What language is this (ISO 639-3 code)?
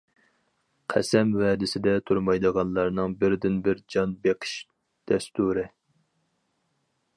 uig